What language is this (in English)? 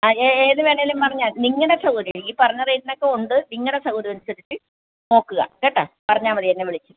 Malayalam